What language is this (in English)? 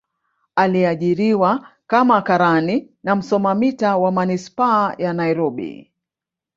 Swahili